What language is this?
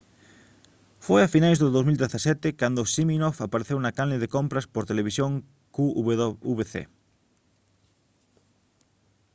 Galician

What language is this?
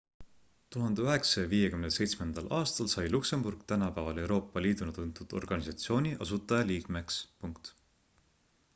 Estonian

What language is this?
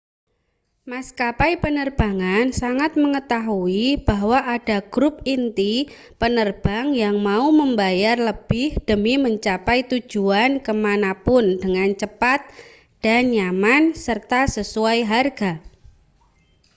Indonesian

